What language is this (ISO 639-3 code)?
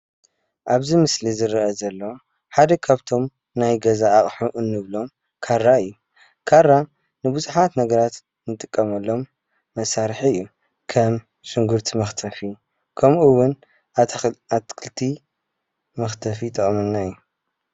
tir